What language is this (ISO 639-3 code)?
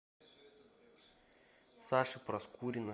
rus